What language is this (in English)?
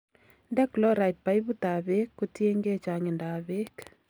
Kalenjin